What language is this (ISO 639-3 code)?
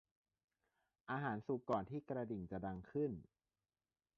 tha